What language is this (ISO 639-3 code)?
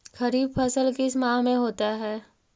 mag